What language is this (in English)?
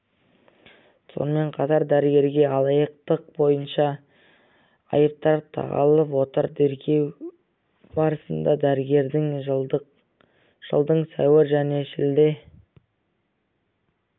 Kazakh